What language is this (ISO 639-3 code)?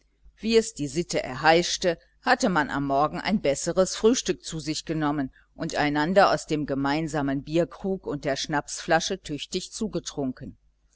deu